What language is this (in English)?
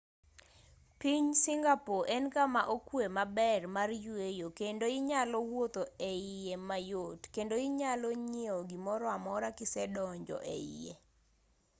Luo (Kenya and Tanzania)